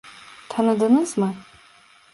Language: Turkish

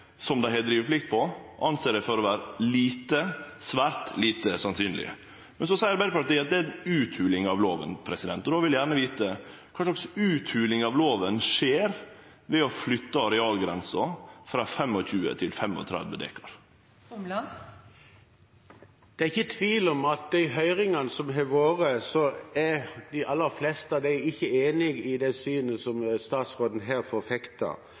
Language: Norwegian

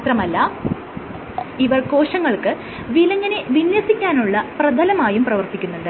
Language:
Malayalam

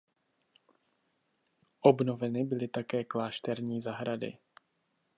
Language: Czech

